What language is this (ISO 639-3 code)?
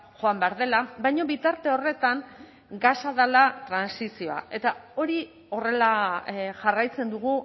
eus